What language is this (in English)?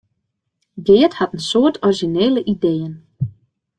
Western Frisian